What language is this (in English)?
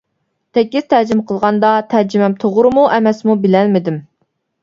Uyghur